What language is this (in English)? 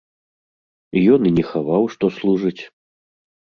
Belarusian